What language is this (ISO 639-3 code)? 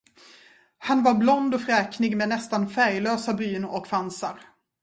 swe